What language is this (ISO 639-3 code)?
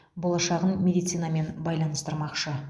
kaz